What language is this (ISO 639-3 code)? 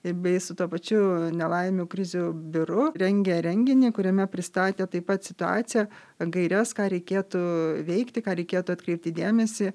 lit